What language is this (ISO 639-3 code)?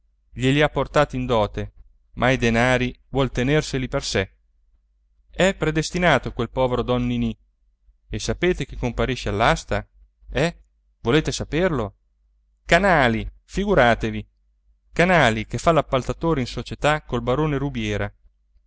ita